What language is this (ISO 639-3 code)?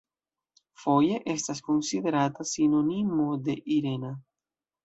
epo